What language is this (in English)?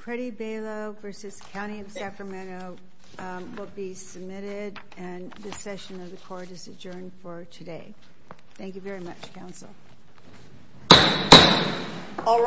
English